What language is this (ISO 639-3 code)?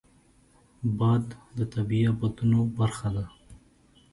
pus